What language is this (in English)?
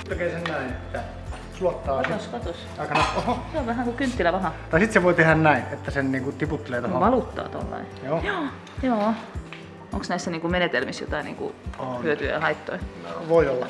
Finnish